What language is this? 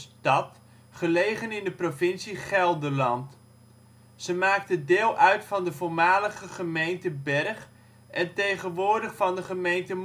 Dutch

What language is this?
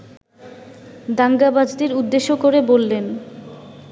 Bangla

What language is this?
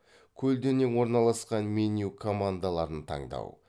Kazakh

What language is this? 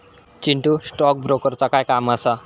Marathi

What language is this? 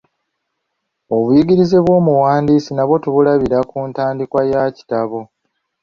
Ganda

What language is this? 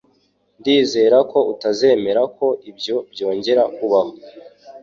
Kinyarwanda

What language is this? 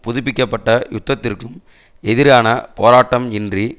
Tamil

